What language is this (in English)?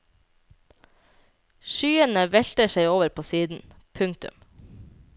Norwegian